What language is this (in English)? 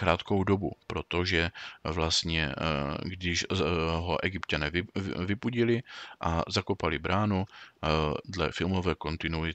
Czech